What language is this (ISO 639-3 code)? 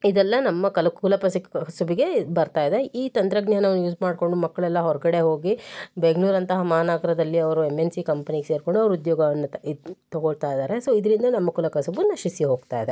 kan